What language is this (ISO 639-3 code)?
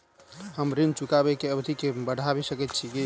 mai